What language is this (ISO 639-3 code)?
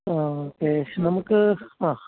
mal